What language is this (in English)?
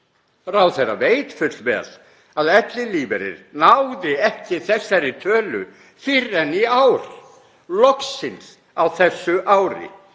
Icelandic